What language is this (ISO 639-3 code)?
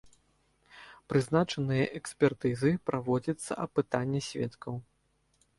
bel